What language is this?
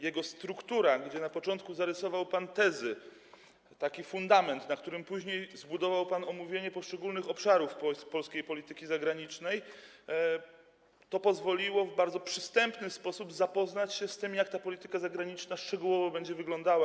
Polish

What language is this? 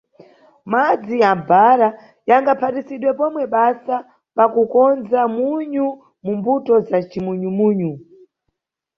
Nyungwe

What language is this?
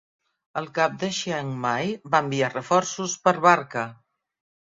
Catalan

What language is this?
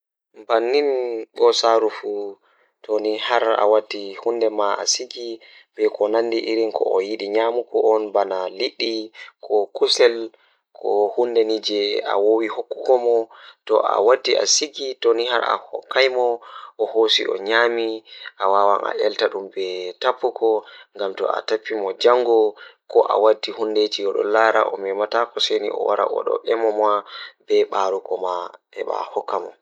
Fula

